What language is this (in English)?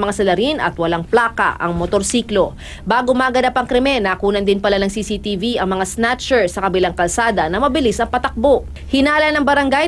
Filipino